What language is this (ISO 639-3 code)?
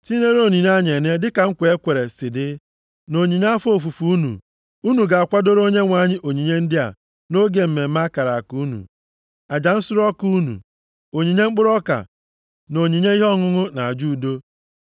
ibo